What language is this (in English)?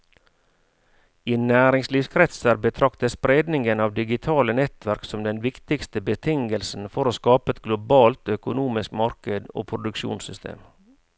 Norwegian